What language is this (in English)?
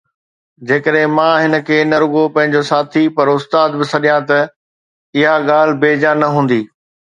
Sindhi